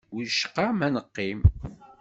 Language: Kabyle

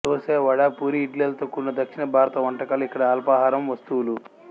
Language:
Telugu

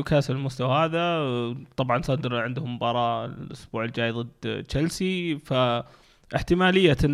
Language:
Arabic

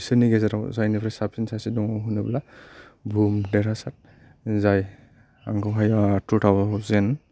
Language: Bodo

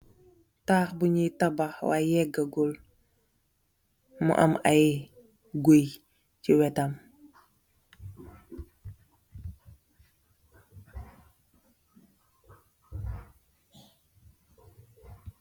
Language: Wolof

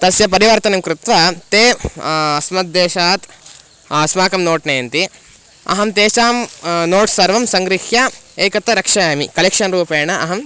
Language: Sanskrit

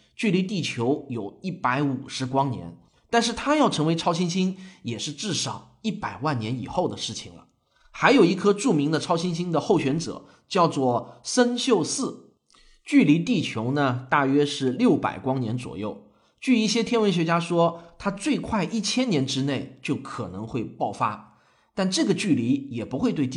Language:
Chinese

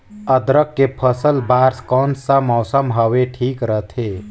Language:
Chhattisgarhi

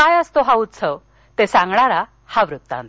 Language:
Marathi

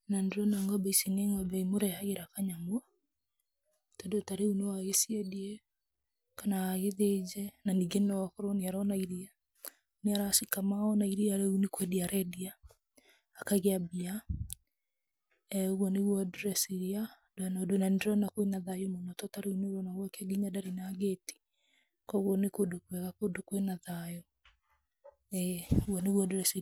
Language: Kikuyu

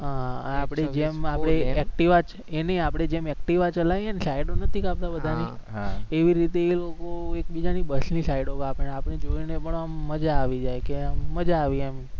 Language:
Gujarati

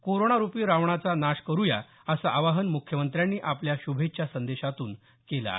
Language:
Marathi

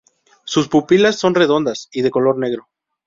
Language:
Spanish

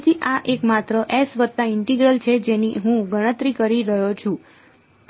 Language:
Gujarati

